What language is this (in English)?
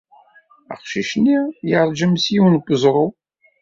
Kabyle